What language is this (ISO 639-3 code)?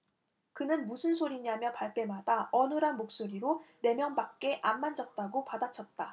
kor